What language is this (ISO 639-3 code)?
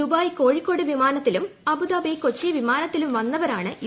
mal